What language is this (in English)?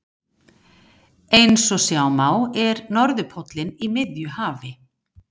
Icelandic